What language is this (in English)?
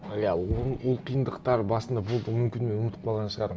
Kazakh